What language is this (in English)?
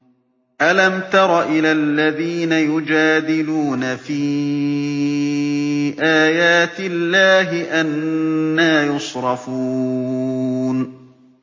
Arabic